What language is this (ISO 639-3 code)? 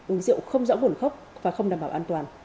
vie